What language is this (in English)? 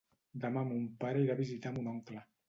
Catalan